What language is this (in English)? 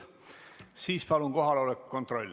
Estonian